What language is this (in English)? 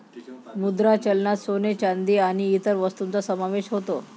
Marathi